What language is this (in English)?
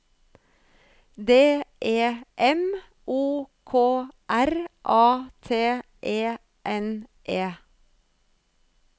Norwegian